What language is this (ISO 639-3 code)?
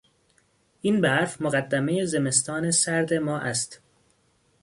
fas